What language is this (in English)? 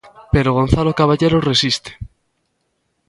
Galician